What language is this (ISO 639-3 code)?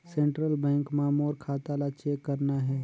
hne